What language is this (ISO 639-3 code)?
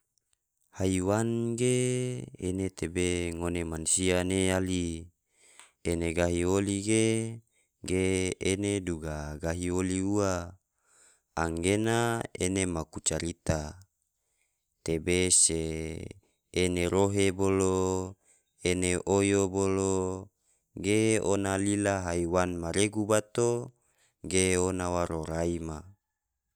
tvo